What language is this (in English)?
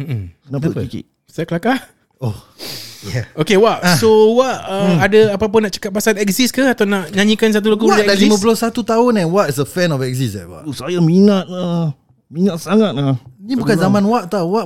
Malay